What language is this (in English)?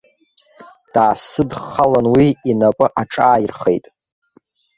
Abkhazian